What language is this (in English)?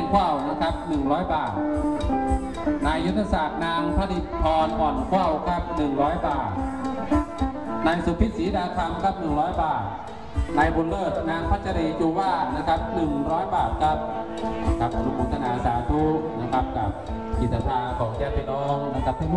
Thai